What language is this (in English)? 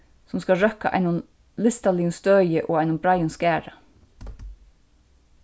Faroese